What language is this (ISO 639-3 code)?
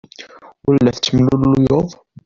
kab